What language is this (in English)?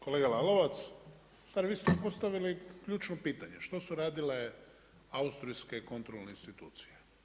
Croatian